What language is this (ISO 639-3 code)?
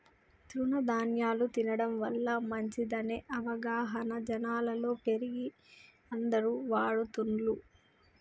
tel